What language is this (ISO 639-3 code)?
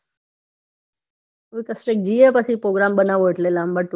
guj